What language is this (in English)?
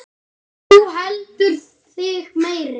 Icelandic